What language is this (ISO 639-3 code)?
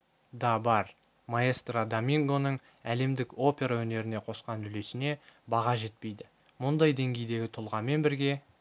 kaz